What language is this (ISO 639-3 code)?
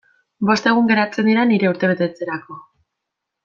eus